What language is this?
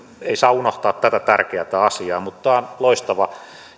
Finnish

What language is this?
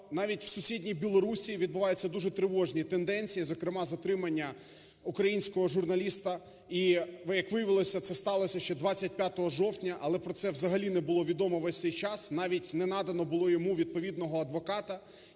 Ukrainian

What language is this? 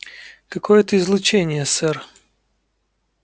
Russian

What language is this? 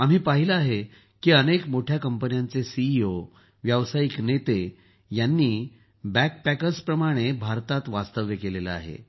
Marathi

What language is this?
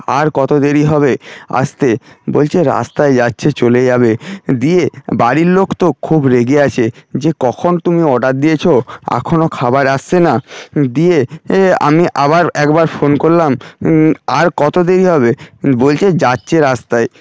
Bangla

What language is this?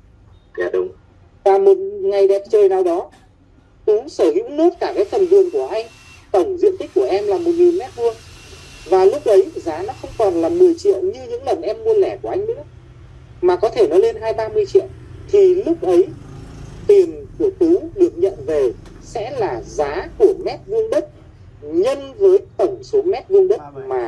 Vietnamese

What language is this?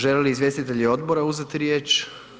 Croatian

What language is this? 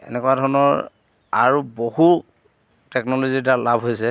Assamese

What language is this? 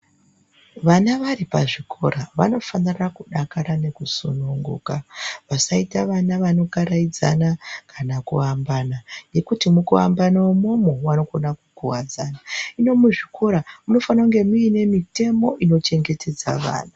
Ndau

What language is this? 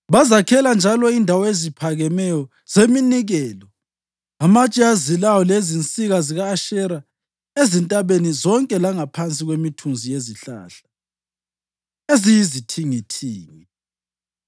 North Ndebele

